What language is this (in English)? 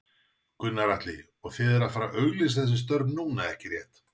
Icelandic